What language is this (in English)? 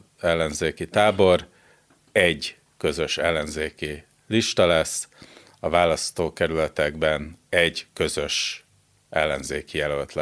Hungarian